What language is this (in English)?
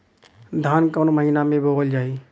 Bhojpuri